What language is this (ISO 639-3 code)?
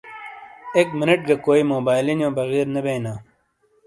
scl